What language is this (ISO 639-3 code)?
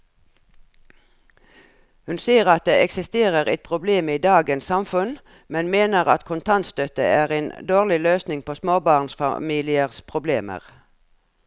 nor